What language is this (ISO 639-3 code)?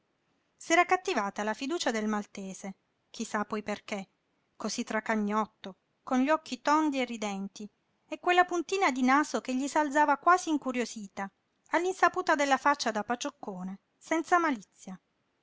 ita